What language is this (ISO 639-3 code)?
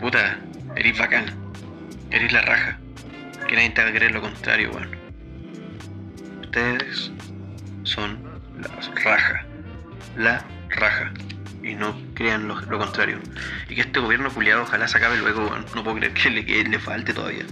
spa